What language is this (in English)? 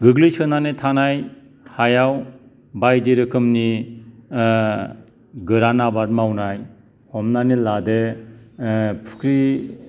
Bodo